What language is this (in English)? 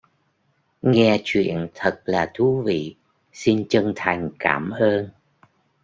Vietnamese